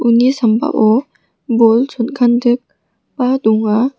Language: Garo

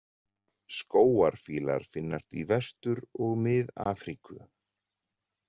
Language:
Icelandic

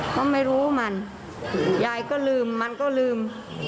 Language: Thai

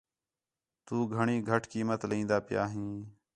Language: Khetrani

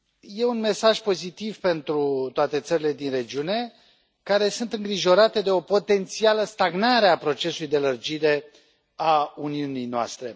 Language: Romanian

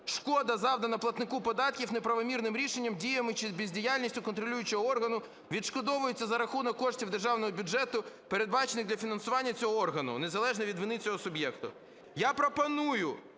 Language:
Ukrainian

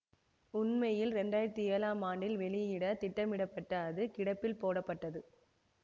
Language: Tamil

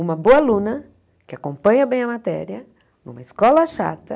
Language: Portuguese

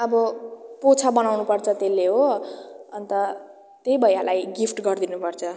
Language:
Nepali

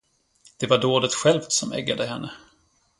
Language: Swedish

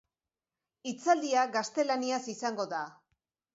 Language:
Basque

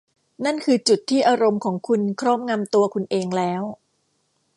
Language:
Thai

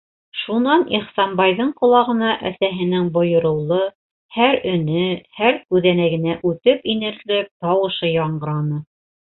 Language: Bashkir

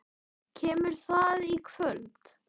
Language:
Icelandic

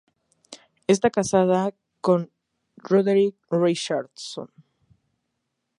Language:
Spanish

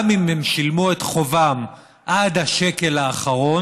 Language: Hebrew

